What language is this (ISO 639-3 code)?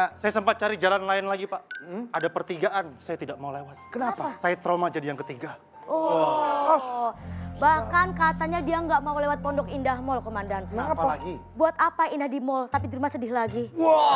ind